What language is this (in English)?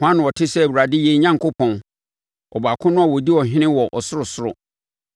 Akan